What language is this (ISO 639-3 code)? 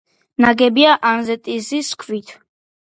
kat